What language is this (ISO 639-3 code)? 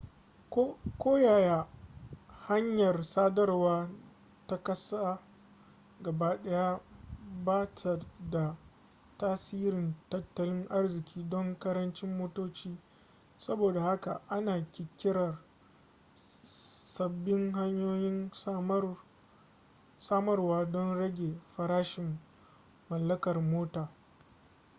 hau